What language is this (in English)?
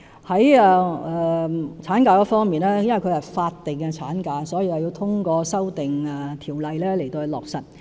Cantonese